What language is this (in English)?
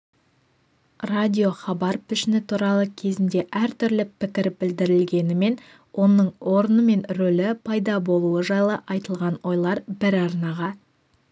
Kazakh